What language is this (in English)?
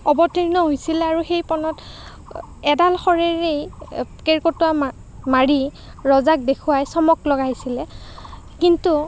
Assamese